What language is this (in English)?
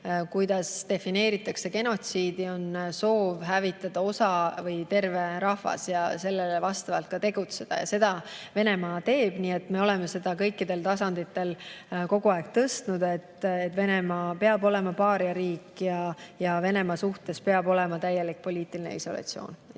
Estonian